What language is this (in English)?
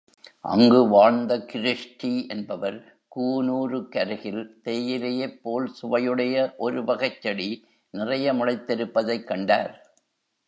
Tamil